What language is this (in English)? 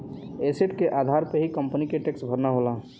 Bhojpuri